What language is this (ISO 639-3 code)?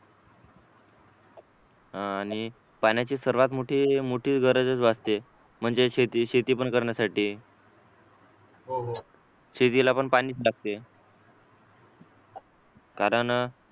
mar